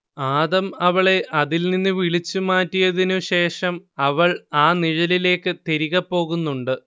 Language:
Malayalam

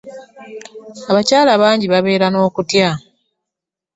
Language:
Ganda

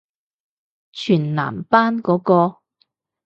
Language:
Cantonese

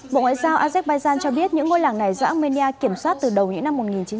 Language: Vietnamese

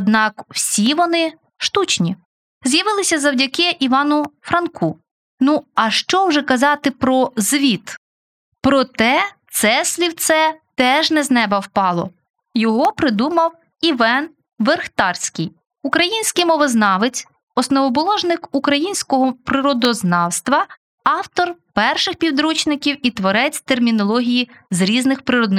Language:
Ukrainian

